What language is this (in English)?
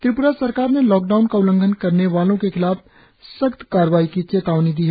Hindi